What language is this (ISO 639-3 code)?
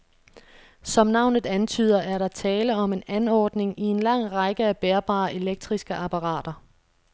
dan